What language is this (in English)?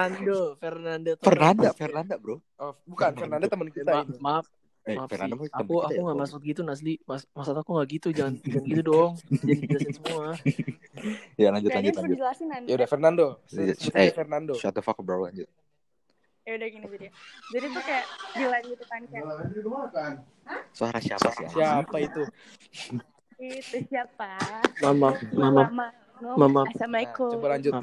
Indonesian